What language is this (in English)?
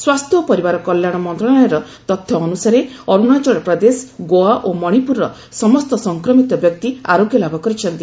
Odia